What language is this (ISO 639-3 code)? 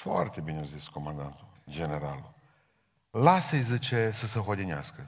ron